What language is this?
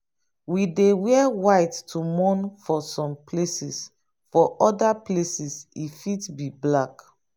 Nigerian Pidgin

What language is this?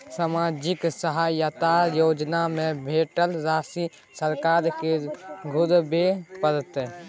Maithili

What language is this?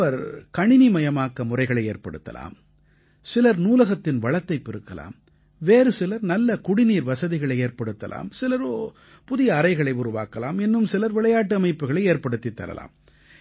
Tamil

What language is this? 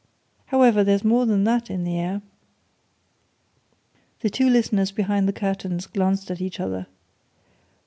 English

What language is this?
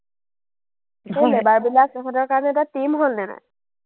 Assamese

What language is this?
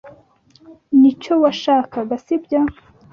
Kinyarwanda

